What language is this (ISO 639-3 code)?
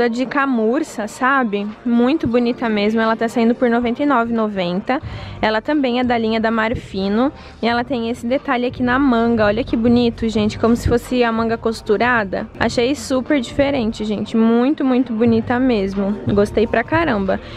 por